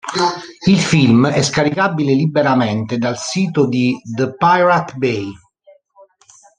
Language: Italian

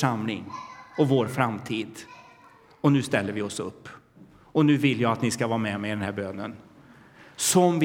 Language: Swedish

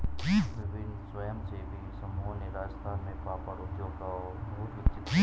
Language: Hindi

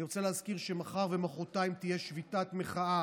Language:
Hebrew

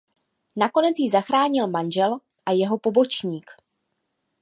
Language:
Czech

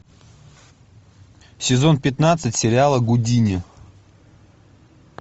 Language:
Russian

